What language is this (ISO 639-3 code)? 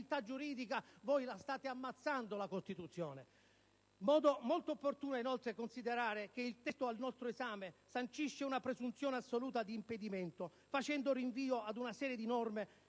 ita